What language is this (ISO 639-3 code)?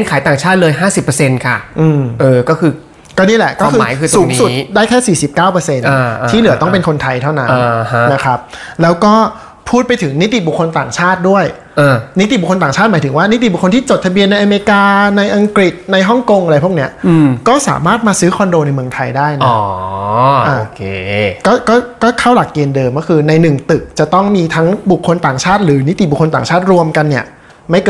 tha